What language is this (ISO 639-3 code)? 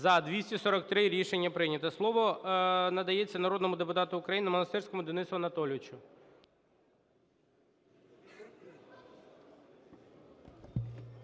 ukr